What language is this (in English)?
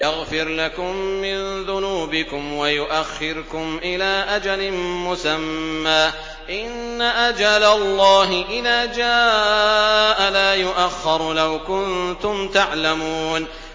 Arabic